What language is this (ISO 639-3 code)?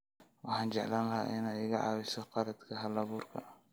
som